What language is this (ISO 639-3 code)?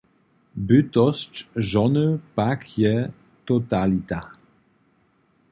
hsb